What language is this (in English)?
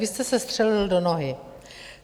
Czech